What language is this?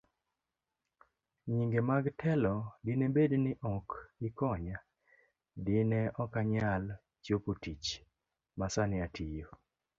Luo (Kenya and Tanzania)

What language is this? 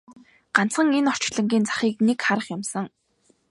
Mongolian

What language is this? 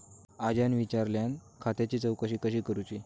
Marathi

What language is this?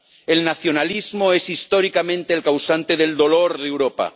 Spanish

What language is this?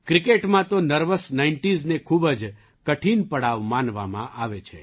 Gujarati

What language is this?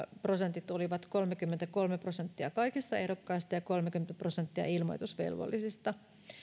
Finnish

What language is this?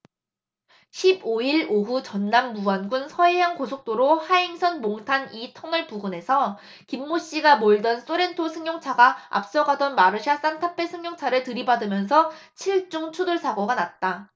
Korean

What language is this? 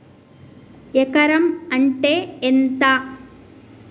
Telugu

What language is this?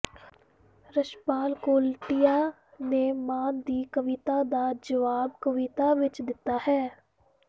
Punjabi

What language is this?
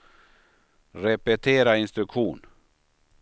Swedish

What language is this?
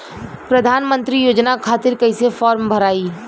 Bhojpuri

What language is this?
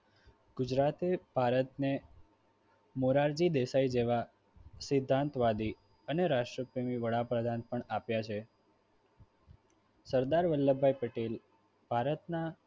Gujarati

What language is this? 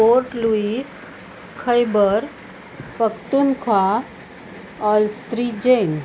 Marathi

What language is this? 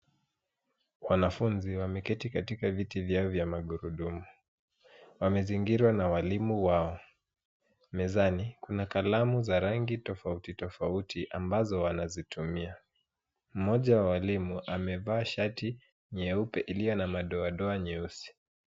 Swahili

